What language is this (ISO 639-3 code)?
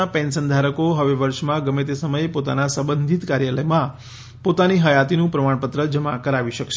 guj